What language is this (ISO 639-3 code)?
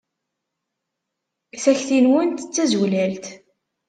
kab